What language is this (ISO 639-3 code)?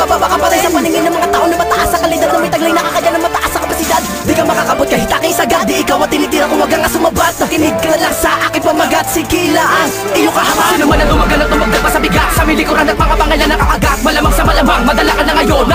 ind